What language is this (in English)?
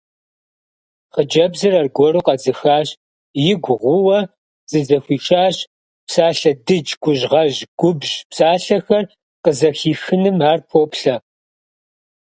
Kabardian